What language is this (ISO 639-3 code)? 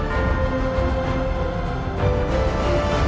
vie